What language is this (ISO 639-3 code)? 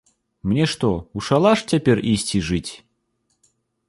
bel